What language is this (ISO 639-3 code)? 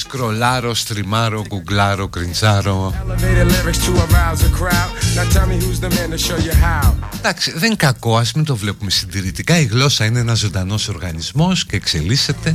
ell